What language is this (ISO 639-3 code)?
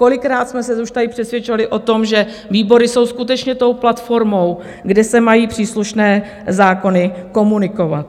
ces